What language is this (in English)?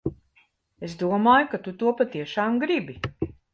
Latvian